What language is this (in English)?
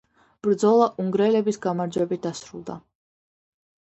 Georgian